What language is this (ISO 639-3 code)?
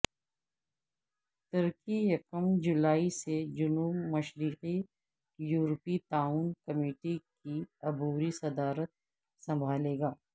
urd